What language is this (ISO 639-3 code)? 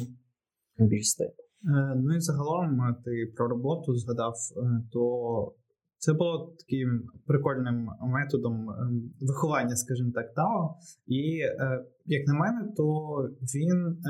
ukr